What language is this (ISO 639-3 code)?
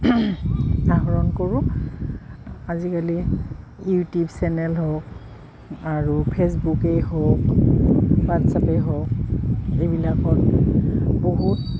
asm